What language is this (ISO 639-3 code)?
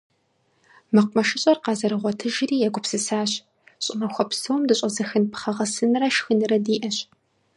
kbd